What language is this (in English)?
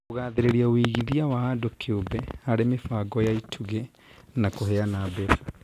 Kikuyu